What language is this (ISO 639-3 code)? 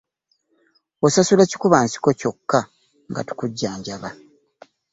lug